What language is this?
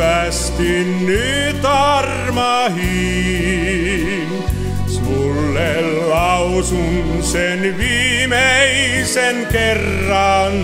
Finnish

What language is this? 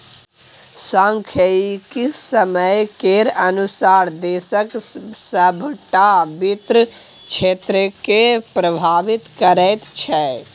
Maithili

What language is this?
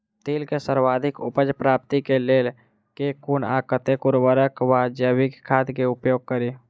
Maithili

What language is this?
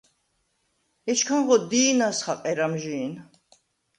Svan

